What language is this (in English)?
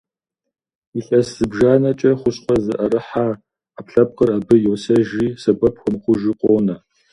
Kabardian